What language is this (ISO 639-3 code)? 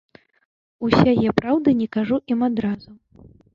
bel